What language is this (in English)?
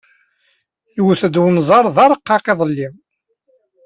Kabyle